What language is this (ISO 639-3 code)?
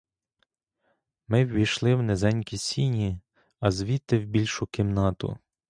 ukr